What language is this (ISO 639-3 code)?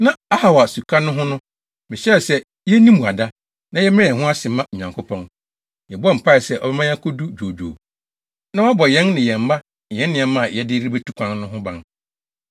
aka